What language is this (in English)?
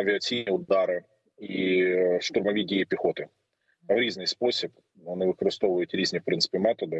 Ukrainian